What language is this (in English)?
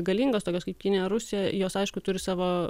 Lithuanian